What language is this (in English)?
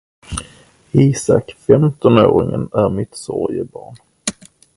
Swedish